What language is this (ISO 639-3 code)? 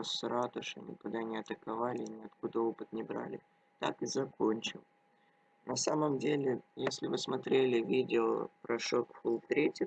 rus